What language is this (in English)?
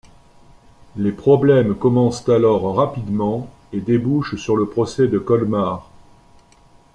French